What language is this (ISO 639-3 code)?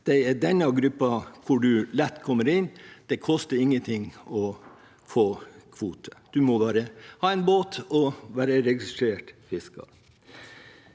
nor